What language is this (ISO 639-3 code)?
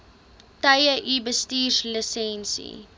afr